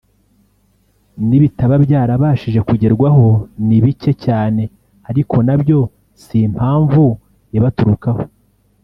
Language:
Kinyarwanda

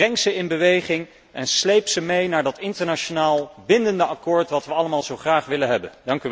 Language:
Dutch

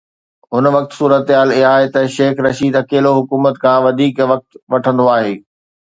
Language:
Sindhi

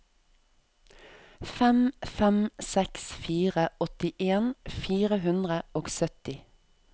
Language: Norwegian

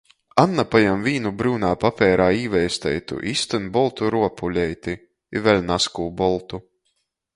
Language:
Latgalian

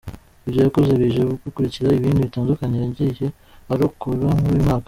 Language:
Kinyarwanda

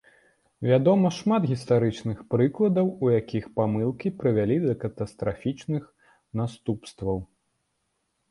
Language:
Belarusian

